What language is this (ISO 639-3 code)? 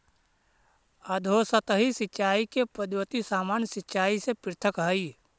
mag